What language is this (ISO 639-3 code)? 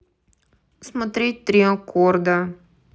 rus